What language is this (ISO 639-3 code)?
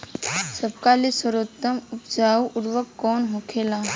bho